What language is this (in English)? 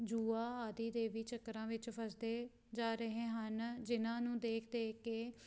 Punjabi